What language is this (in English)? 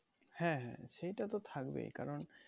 Bangla